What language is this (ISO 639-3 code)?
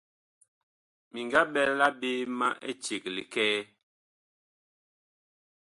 bkh